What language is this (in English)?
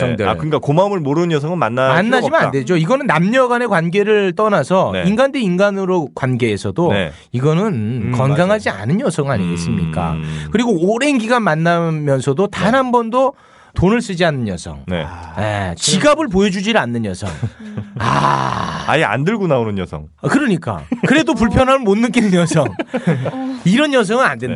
Korean